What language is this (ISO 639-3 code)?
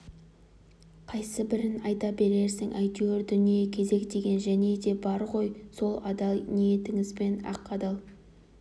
kaz